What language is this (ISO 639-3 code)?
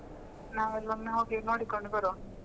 kan